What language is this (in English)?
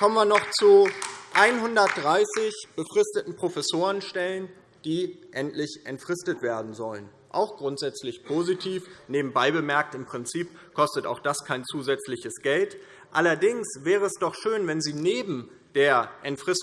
German